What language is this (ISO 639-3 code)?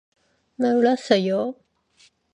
kor